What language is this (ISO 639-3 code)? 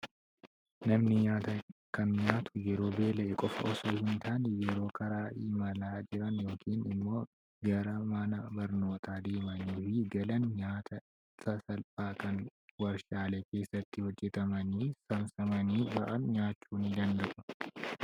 orm